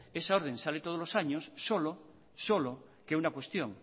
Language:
Spanish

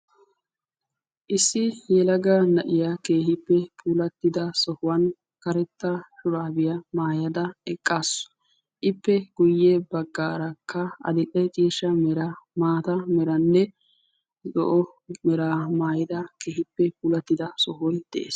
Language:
Wolaytta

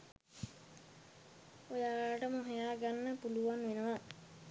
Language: Sinhala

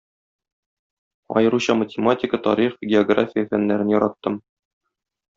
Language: Tatar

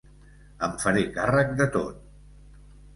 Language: Catalan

